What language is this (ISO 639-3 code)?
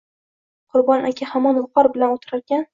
uzb